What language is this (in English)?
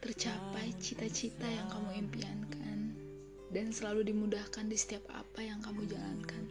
Indonesian